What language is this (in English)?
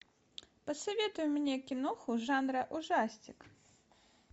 Russian